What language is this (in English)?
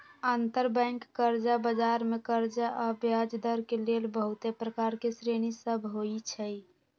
Magahi